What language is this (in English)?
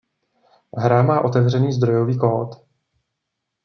Czech